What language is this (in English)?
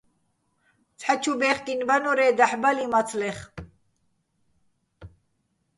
Bats